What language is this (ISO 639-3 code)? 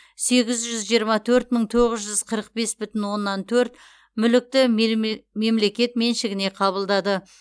kaz